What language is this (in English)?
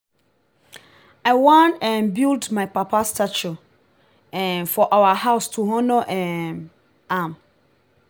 Nigerian Pidgin